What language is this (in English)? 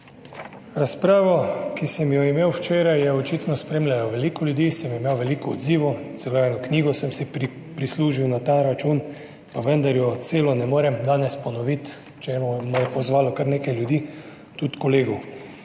Slovenian